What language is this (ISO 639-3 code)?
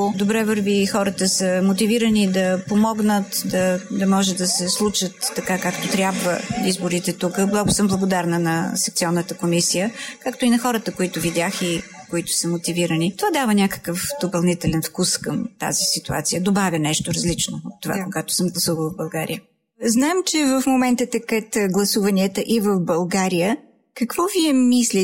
bul